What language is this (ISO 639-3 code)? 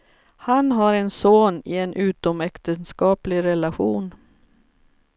swe